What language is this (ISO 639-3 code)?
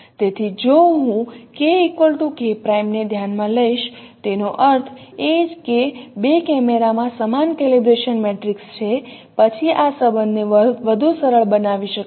guj